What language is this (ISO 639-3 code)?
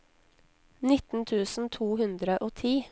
nor